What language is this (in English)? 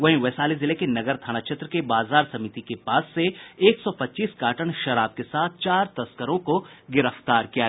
Hindi